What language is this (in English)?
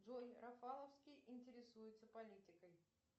Russian